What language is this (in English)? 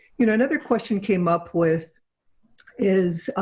English